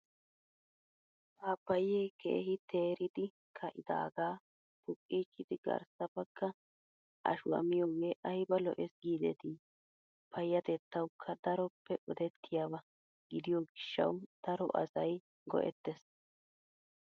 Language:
Wolaytta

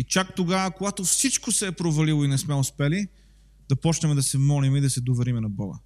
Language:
Bulgarian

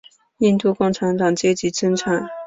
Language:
Chinese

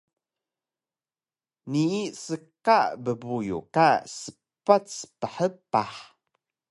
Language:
Taroko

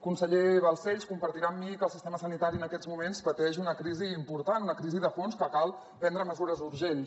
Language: Catalan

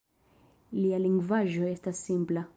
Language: Esperanto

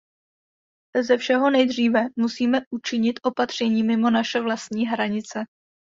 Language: Czech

